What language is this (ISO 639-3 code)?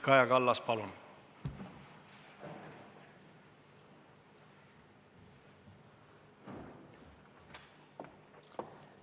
est